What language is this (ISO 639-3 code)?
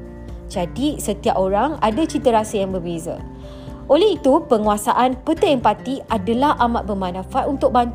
msa